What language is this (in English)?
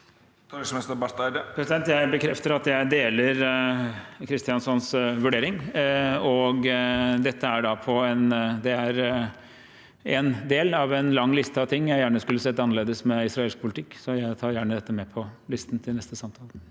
Norwegian